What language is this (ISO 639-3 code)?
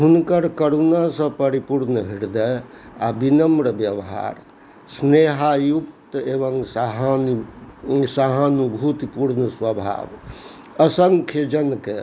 mai